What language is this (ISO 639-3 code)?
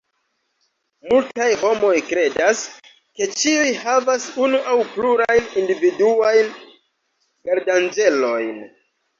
epo